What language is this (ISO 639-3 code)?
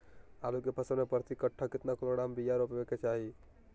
mag